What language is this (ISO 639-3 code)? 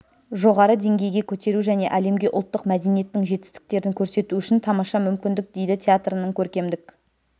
kaz